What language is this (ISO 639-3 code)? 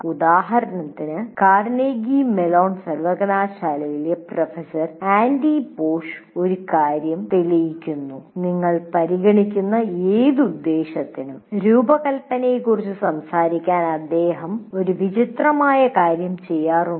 mal